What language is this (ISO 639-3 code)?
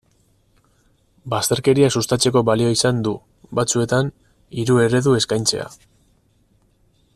eus